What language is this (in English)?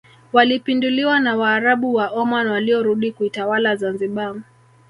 Swahili